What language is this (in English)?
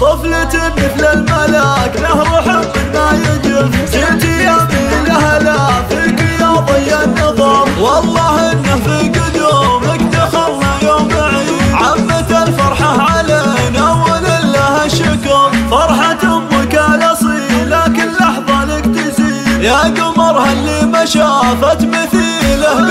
Arabic